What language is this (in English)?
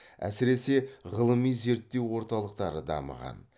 Kazakh